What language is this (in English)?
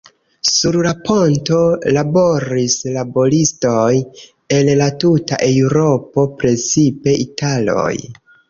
Esperanto